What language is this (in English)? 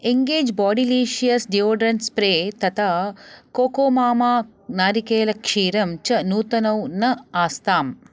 Sanskrit